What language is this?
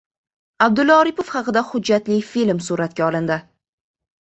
Uzbek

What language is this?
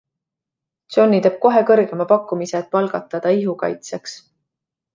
Estonian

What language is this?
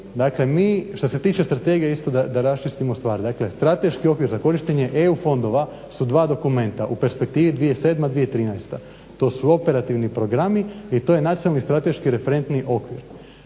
Croatian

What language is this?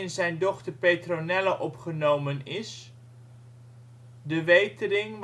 Dutch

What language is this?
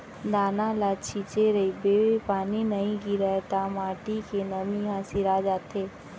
Chhattisgarhi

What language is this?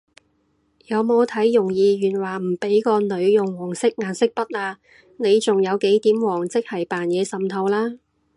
Cantonese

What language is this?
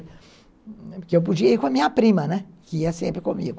Portuguese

